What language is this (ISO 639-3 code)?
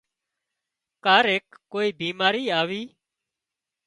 kxp